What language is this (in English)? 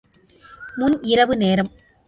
Tamil